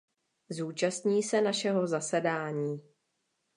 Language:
Czech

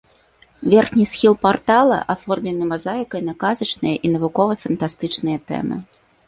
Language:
Belarusian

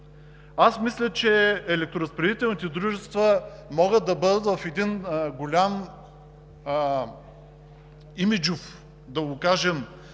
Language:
Bulgarian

